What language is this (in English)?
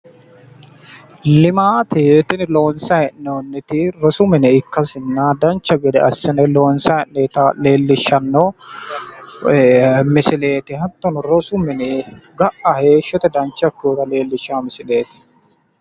Sidamo